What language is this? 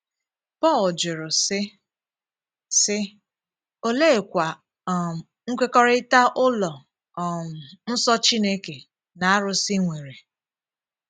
Igbo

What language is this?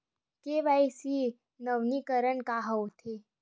Chhattisgarhi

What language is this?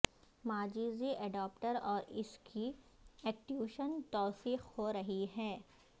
Urdu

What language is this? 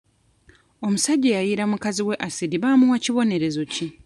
Ganda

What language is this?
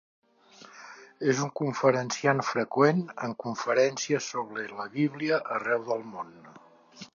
Catalan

